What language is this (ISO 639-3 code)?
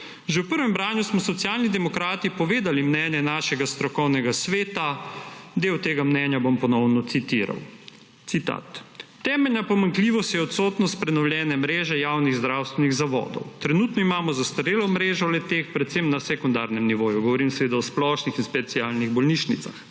slv